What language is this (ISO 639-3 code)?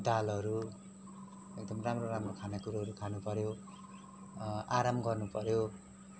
nep